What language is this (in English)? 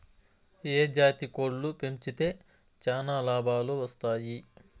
Telugu